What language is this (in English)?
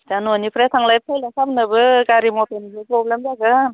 Bodo